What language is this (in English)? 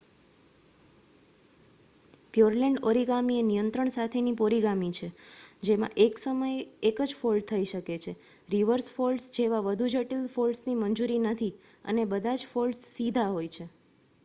Gujarati